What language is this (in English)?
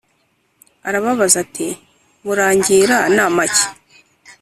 Kinyarwanda